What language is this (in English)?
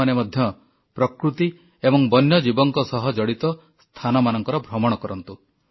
Odia